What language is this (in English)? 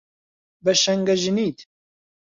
Central Kurdish